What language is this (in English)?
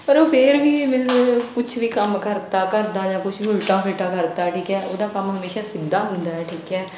Punjabi